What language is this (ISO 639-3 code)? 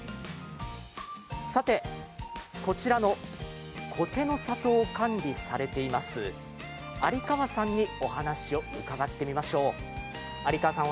jpn